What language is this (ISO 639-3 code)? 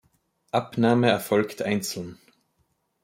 deu